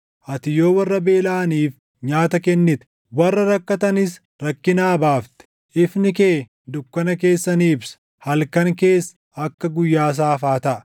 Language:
Oromo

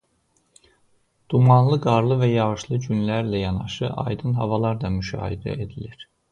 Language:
Azerbaijani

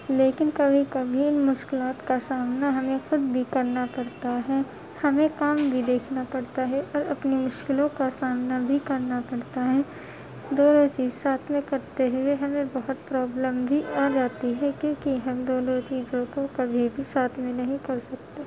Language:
Urdu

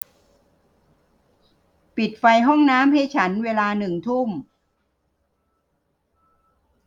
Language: Thai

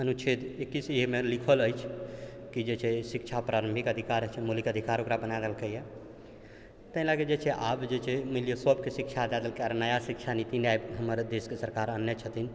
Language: Maithili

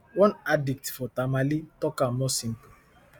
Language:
Nigerian Pidgin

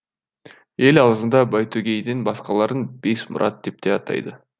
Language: Kazakh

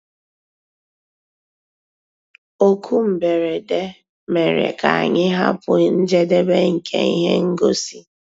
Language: Igbo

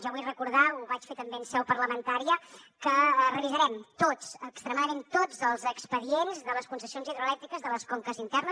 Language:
Catalan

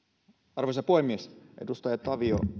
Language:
Finnish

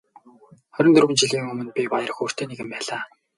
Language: Mongolian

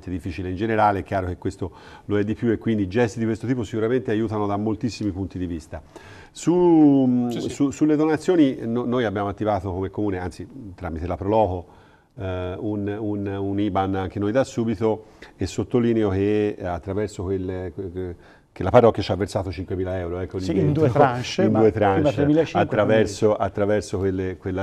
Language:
Italian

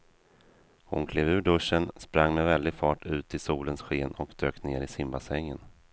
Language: Swedish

